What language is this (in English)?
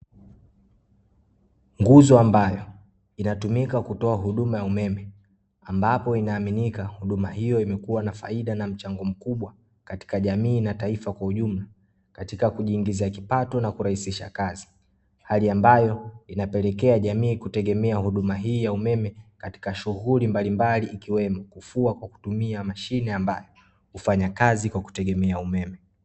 Swahili